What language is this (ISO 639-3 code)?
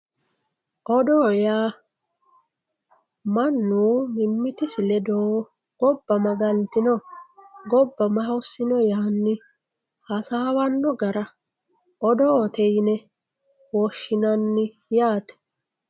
sid